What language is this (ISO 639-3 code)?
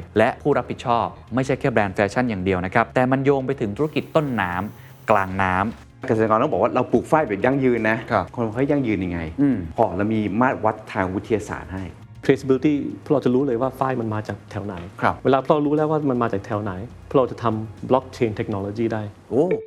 tha